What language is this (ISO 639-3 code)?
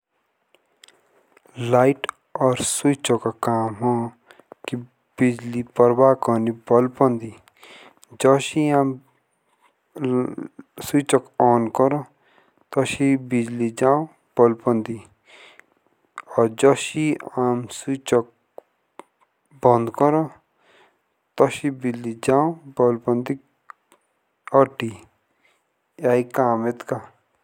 jns